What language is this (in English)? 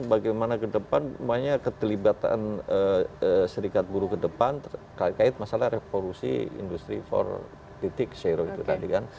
Indonesian